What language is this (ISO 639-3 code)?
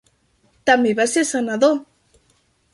cat